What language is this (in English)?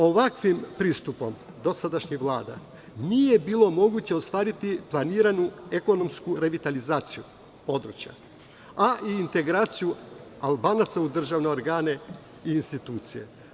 Serbian